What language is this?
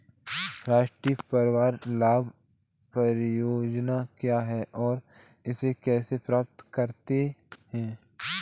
Hindi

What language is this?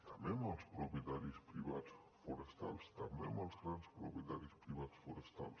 Catalan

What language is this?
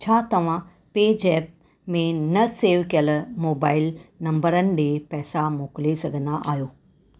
Sindhi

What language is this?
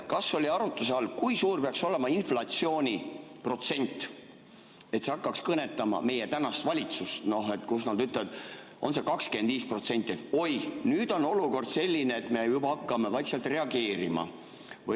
Estonian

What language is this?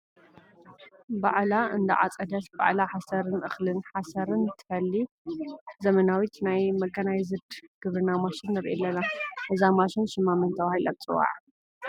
Tigrinya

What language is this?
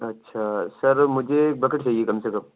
Urdu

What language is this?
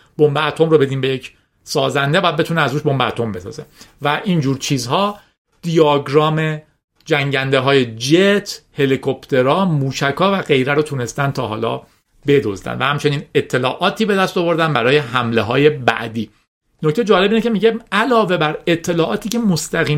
Persian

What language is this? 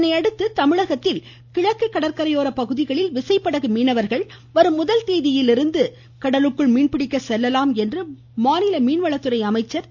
Tamil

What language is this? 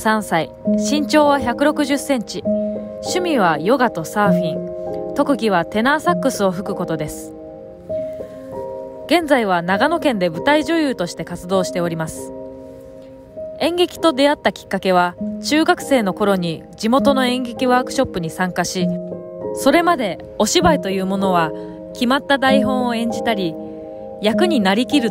Japanese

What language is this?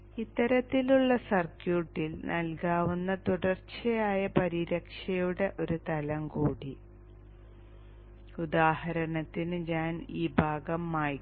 Malayalam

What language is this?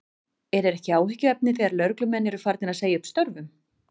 Icelandic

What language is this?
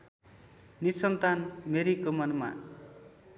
Nepali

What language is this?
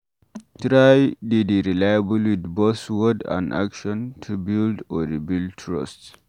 Nigerian Pidgin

